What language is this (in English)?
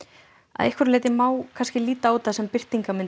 Icelandic